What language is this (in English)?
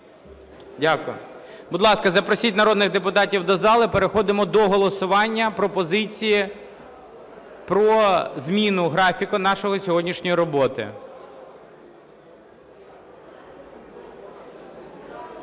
Ukrainian